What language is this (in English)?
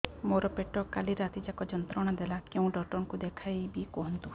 Odia